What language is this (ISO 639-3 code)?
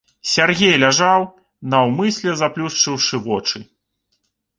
bel